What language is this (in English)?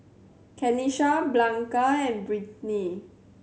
English